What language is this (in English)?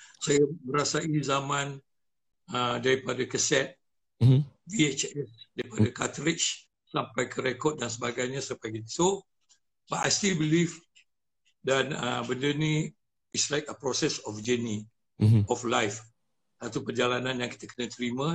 Malay